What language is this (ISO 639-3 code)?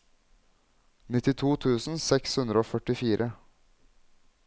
nor